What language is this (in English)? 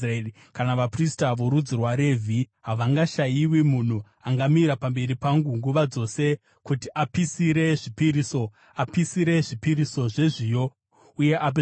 Shona